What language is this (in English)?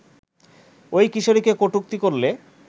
Bangla